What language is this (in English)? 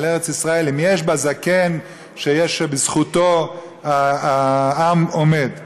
Hebrew